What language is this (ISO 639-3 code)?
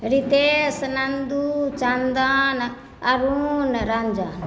mai